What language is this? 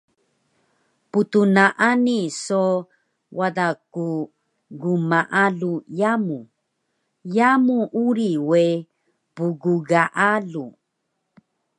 Taroko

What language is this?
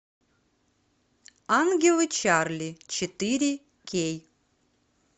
Russian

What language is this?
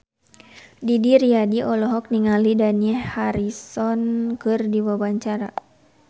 Sundanese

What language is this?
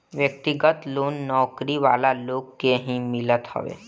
Bhojpuri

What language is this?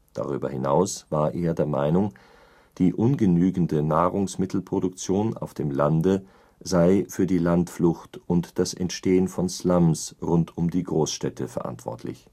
German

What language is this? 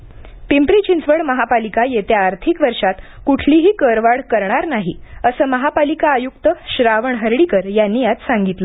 Marathi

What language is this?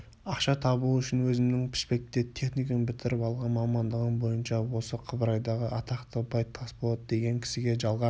Kazakh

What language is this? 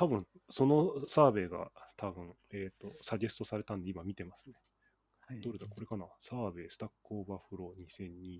Japanese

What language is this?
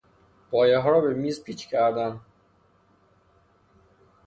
Persian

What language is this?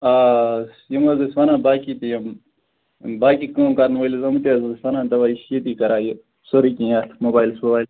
Kashmiri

